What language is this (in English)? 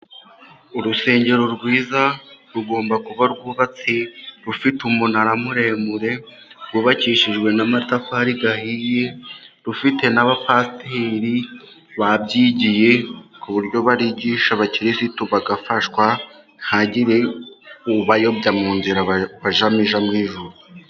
Kinyarwanda